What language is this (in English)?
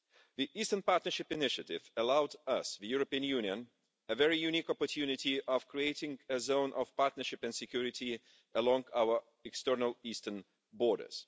English